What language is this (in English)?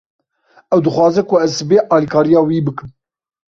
Kurdish